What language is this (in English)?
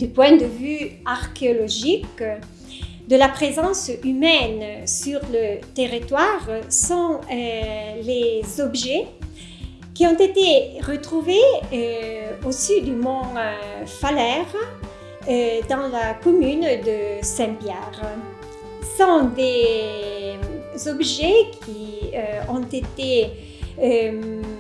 French